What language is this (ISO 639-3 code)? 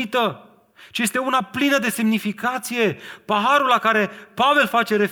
ron